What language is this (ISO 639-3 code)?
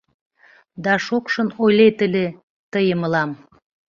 chm